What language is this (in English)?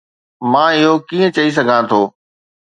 Sindhi